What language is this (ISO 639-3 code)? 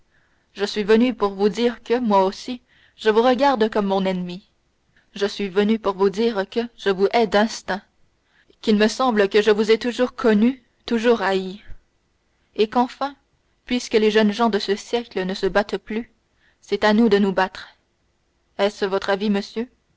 fra